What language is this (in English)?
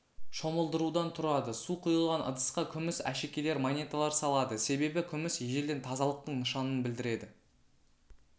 Kazakh